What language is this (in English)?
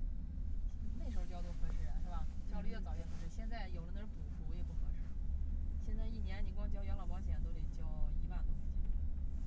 Chinese